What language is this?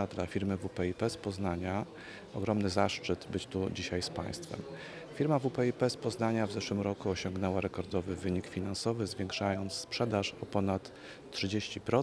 Polish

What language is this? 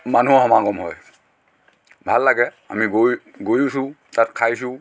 Assamese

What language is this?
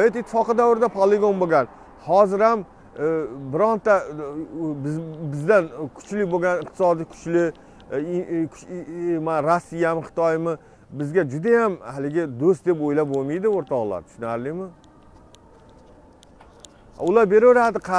Turkish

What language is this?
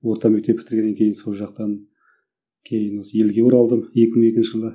Kazakh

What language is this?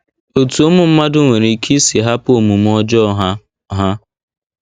Igbo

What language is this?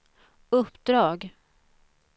Swedish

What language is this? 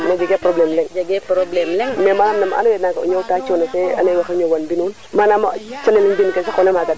Serer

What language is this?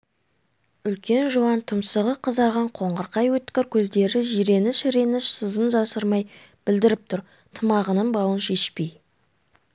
Kazakh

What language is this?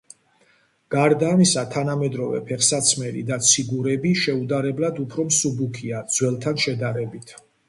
Georgian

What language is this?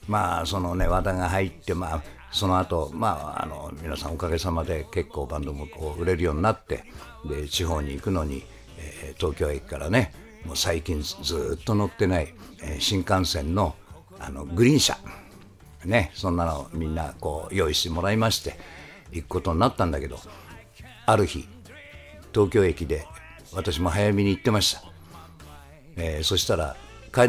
Japanese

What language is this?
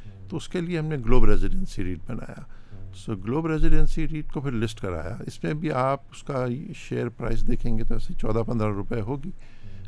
Urdu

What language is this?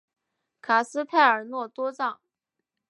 Chinese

